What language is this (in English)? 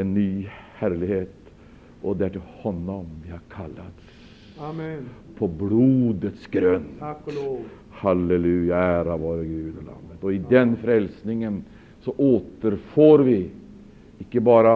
Swedish